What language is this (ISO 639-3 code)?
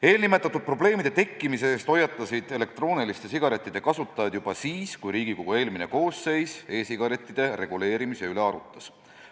est